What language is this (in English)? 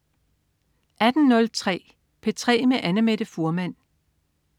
Danish